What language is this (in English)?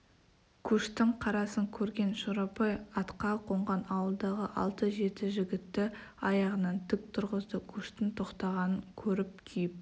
Kazakh